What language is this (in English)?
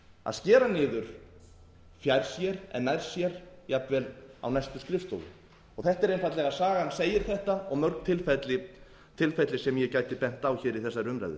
Icelandic